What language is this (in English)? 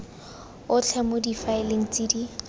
Tswana